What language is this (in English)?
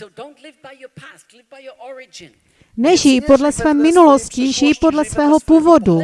Czech